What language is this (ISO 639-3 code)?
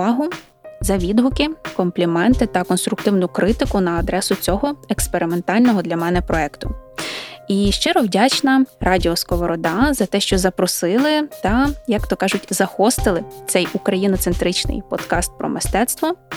ukr